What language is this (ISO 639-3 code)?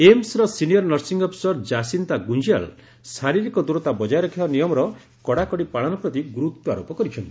ori